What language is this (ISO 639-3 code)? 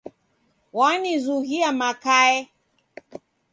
dav